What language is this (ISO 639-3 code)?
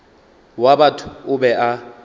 nso